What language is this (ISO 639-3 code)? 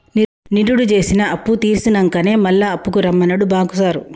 tel